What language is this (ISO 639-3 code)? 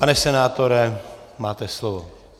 ces